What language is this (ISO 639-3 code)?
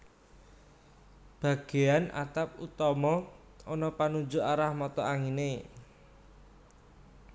jav